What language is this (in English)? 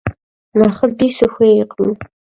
Kabardian